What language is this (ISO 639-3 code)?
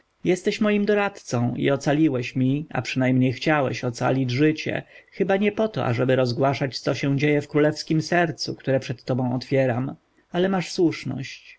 pol